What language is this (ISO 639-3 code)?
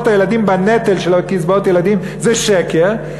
heb